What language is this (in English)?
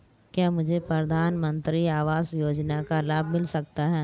Hindi